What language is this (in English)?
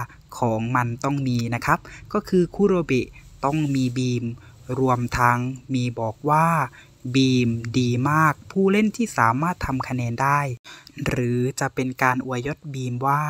Thai